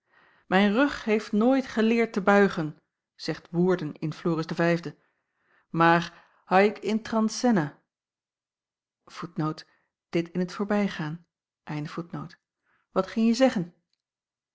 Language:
Dutch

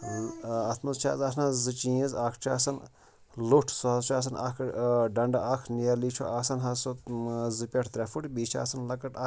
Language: Kashmiri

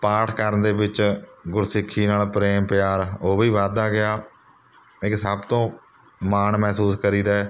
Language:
Punjabi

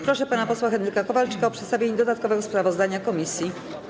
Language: Polish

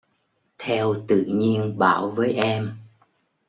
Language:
Vietnamese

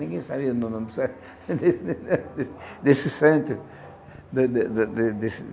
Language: Portuguese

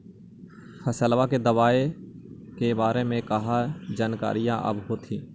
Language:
Magahi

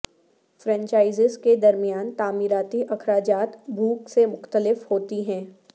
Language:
Urdu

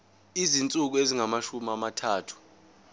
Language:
Zulu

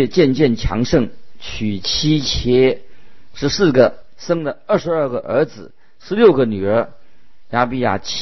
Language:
Chinese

